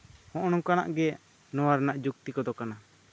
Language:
Santali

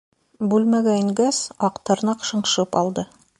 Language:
Bashkir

